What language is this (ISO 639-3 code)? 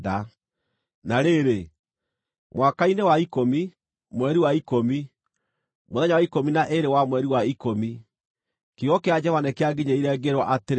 kik